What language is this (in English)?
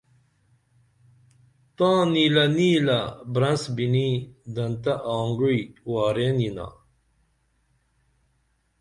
Dameli